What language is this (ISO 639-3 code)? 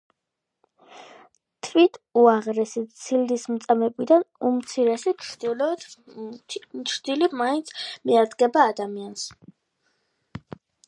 kat